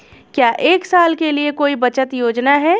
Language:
Hindi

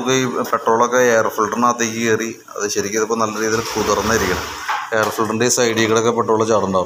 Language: Arabic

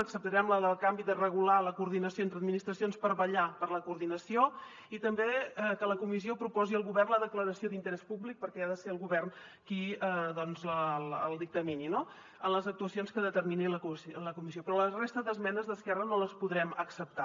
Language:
Catalan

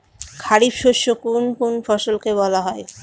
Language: Bangla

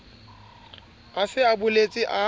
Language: Southern Sotho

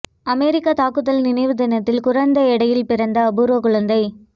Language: Tamil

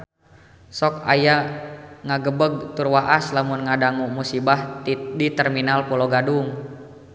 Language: Sundanese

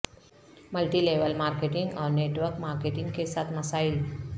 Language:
Urdu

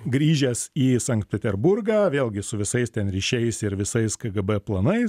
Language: Lithuanian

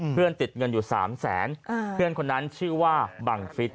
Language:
Thai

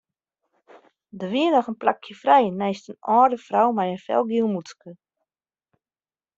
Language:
Western Frisian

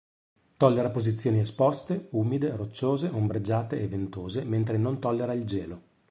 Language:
Italian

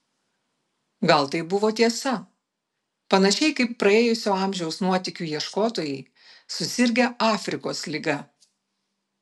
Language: Lithuanian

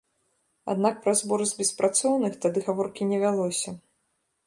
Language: Belarusian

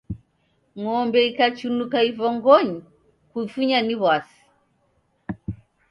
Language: Taita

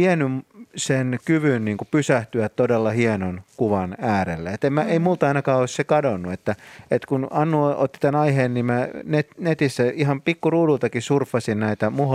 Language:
Finnish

